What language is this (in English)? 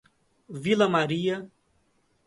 Portuguese